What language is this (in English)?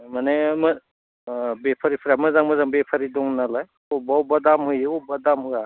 Bodo